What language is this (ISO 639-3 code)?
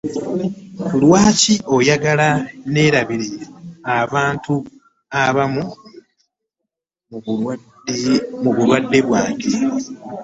lug